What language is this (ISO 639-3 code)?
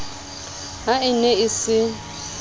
sot